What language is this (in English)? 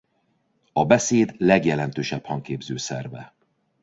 Hungarian